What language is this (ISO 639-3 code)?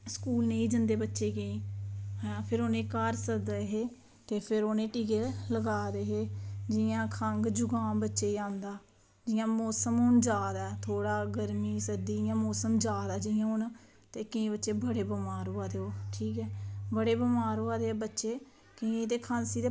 doi